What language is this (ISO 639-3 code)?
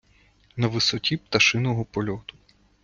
ukr